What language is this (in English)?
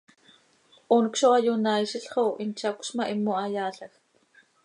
Seri